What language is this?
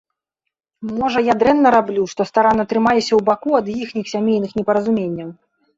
Belarusian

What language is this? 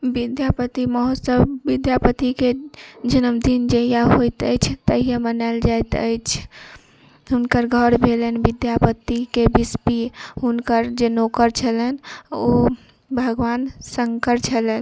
Maithili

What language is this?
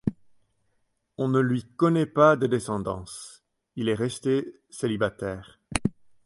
French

